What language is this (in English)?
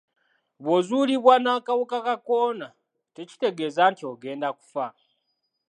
Ganda